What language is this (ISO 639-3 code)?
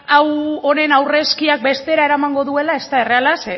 eus